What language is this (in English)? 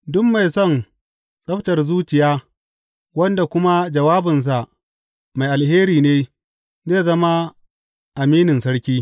Hausa